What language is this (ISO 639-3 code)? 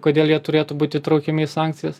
lit